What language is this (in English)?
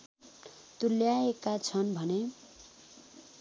Nepali